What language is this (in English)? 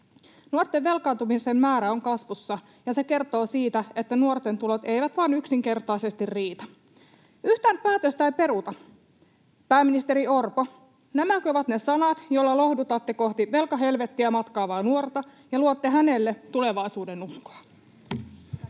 Finnish